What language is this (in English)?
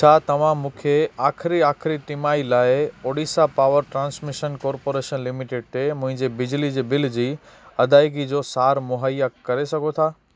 Sindhi